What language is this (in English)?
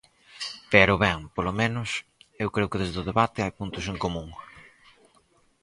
Galician